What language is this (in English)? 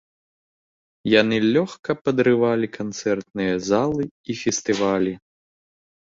Belarusian